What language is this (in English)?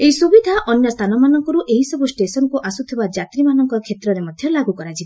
Odia